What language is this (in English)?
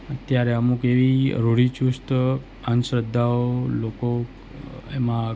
Gujarati